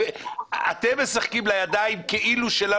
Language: Hebrew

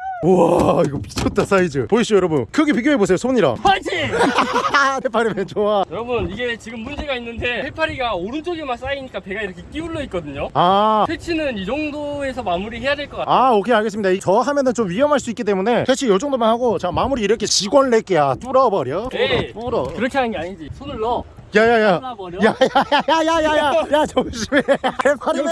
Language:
Korean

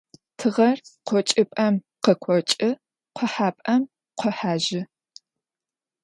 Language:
Adyghe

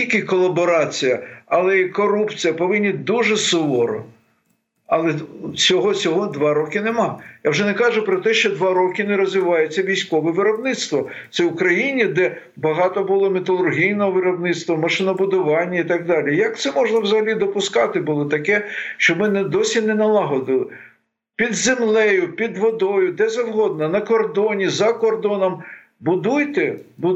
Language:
Ukrainian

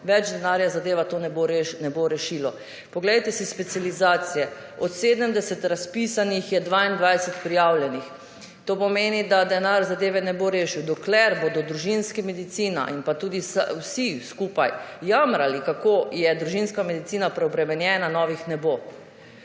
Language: Slovenian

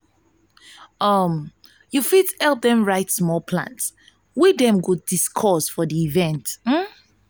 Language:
Nigerian Pidgin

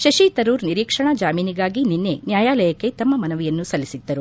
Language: Kannada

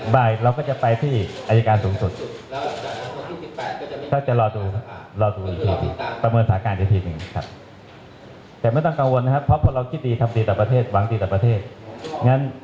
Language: Thai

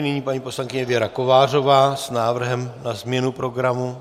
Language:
Czech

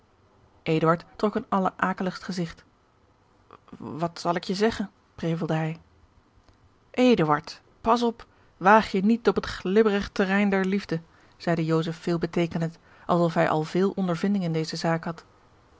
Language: Dutch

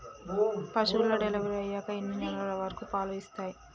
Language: Telugu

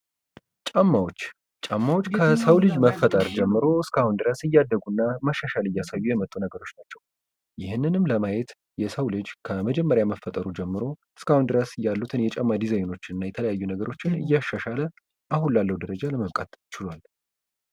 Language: Amharic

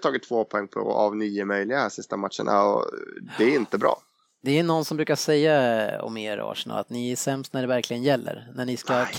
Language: Swedish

